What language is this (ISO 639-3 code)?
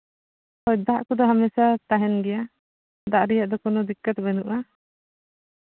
sat